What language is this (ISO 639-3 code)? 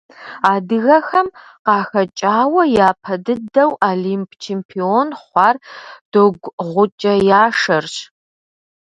kbd